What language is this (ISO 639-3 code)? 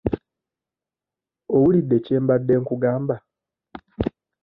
lug